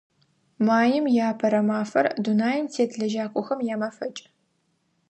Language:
Adyghe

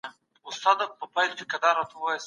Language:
Pashto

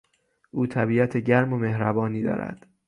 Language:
Persian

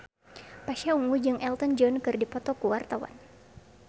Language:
Sundanese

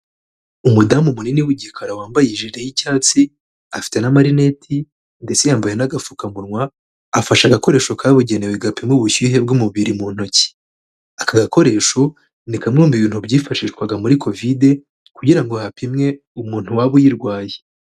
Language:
Kinyarwanda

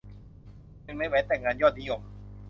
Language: Thai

